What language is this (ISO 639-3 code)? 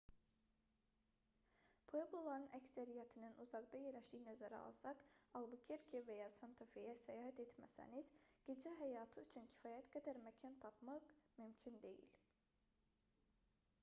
aze